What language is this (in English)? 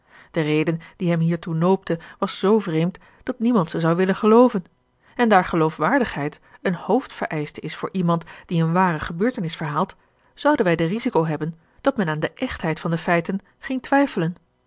Dutch